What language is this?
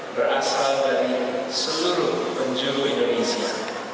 Indonesian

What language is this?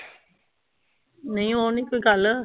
Punjabi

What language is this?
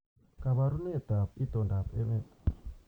Kalenjin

